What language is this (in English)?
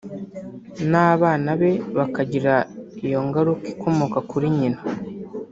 Kinyarwanda